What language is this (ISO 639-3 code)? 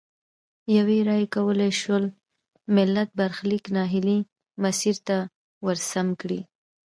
pus